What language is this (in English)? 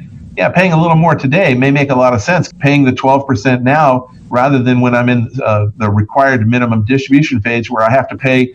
English